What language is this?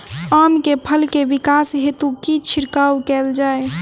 Maithili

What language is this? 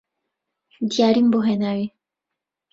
Central Kurdish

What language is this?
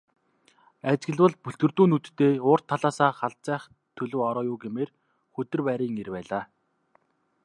Mongolian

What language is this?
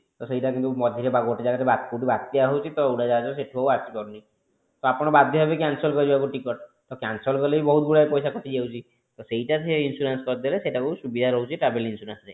Odia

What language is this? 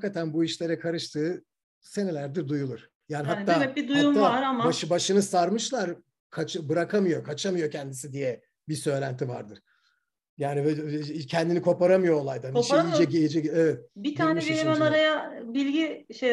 Turkish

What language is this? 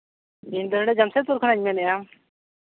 Santali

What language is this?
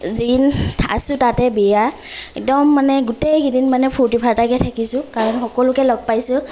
Assamese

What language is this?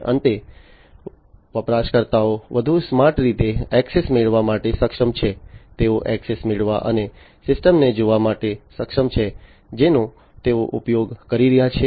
Gujarati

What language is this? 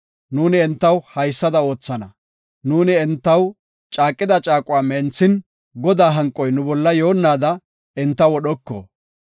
Gofa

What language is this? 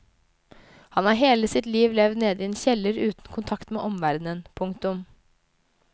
Norwegian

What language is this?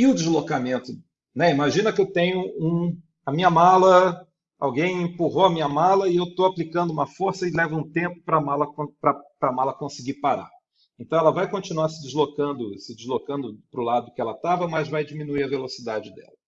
Portuguese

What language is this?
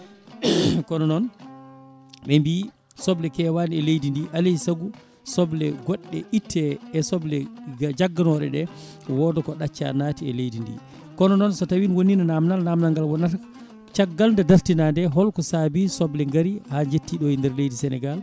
Fula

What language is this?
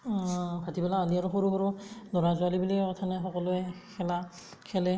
Assamese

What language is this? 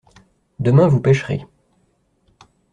French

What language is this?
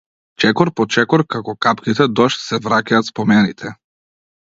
Macedonian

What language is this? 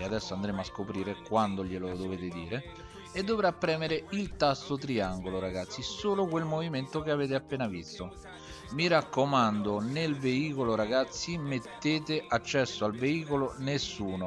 Italian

